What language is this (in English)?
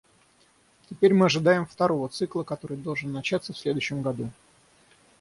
Russian